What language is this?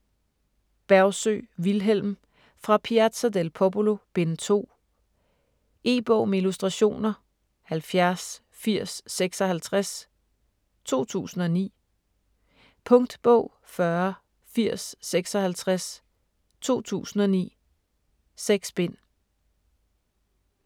Danish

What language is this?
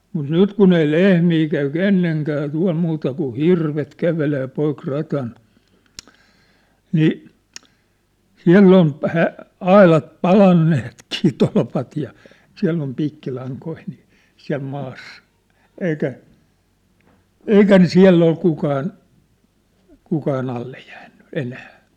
Finnish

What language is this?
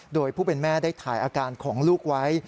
Thai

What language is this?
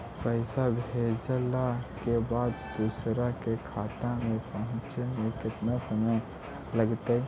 Magahi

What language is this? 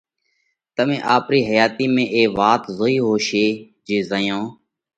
Parkari Koli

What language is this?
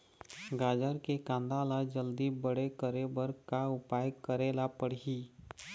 Chhattisgarhi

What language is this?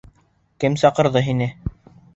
Bashkir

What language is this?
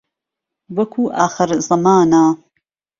Central Kurdish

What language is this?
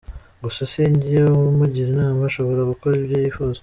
Kinyarwanda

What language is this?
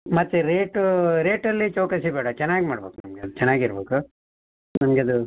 Kannada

